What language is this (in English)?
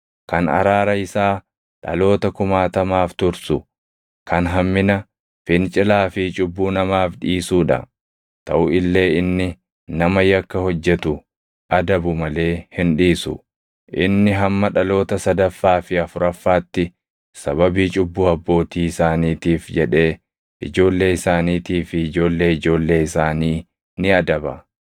Oromo